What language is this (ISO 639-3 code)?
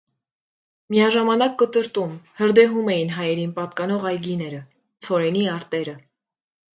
hye